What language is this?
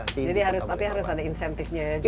Indonesian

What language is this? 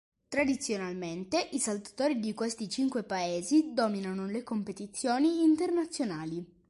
Italian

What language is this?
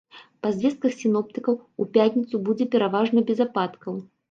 Belarusian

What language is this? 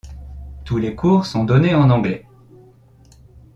French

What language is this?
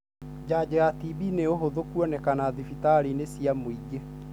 Kikuyu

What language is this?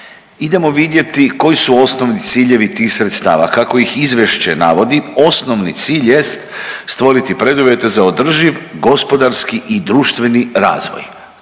Croatian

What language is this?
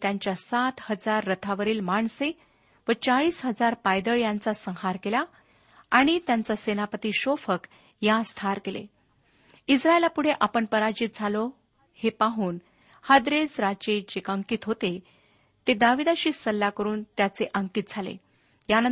Marathi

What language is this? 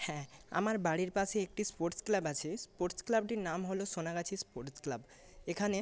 Bangla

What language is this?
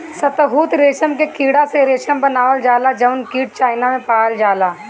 Bhojpuri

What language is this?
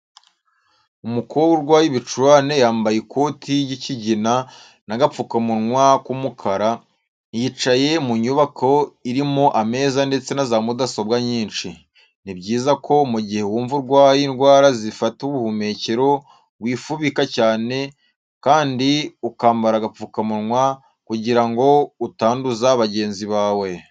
Kinyarwanda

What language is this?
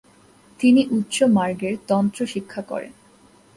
Bangla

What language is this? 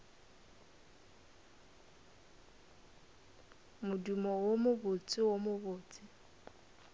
Northern Sotho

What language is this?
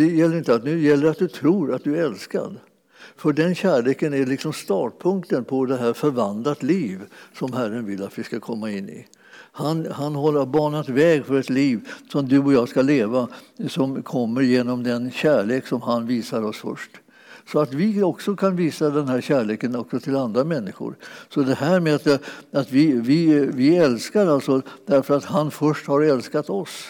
Swedish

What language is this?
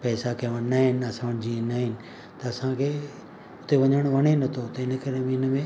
Sindhi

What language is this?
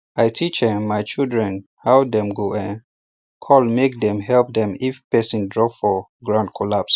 Nigerian Pidgin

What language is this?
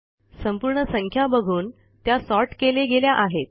Marathi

